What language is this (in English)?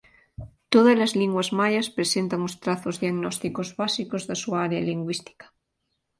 Galician